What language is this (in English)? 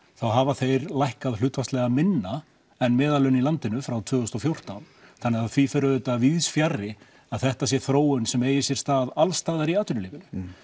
Icelandic